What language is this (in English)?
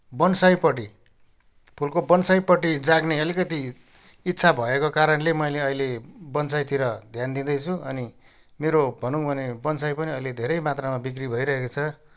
Nepali